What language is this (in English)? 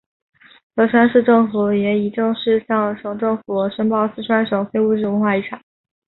Chinese